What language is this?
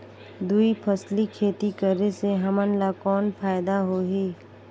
Chhattisgarhi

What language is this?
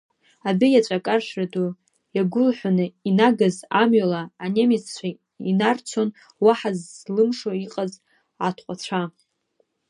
Abkhazian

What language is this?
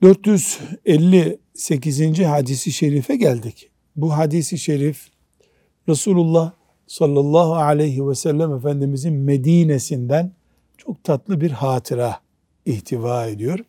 Turkish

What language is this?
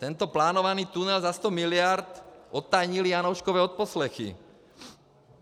Czech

